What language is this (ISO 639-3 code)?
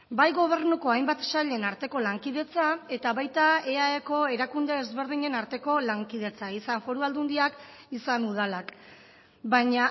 eus